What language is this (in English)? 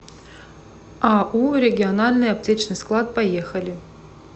Russian